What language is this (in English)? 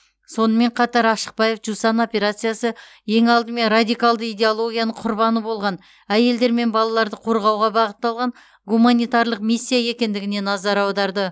Kazakh